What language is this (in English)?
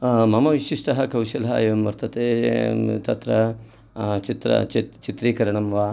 Sanskrit